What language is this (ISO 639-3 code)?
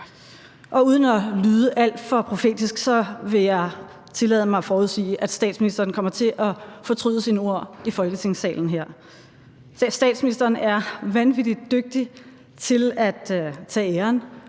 dan